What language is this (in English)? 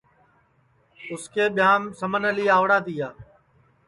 Sansi